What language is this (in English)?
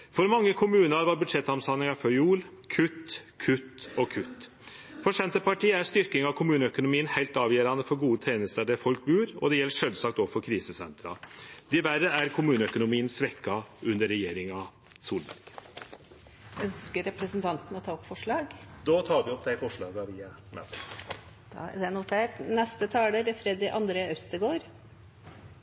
Norwegian